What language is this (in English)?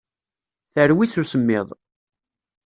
Kabyle